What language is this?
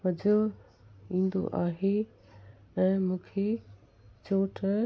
Sindhi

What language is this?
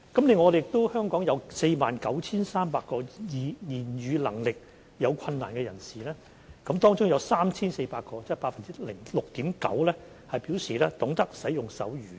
Cantonese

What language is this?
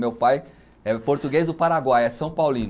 Portuguese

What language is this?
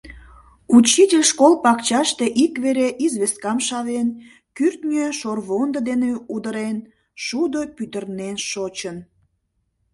Mari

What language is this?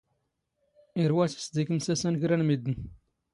Standard Moroccan Tamazight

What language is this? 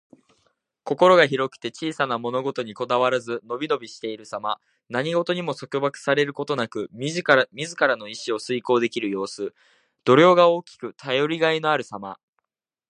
Japanese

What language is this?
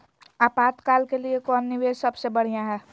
Magahi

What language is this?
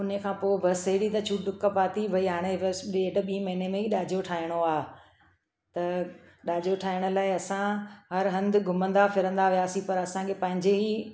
Sindhi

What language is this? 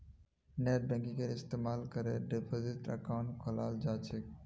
Magahi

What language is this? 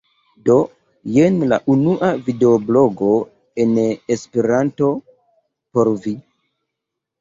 Esperanto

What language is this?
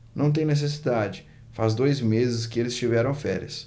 Portuguese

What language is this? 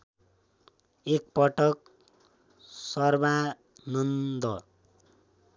Nepali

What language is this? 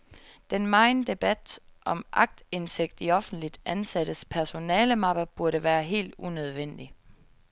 Danish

